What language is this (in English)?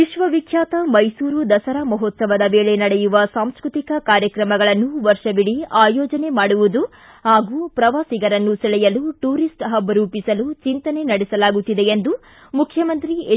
Kannada